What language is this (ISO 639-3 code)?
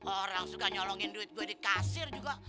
ind